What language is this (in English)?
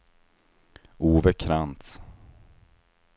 Swedish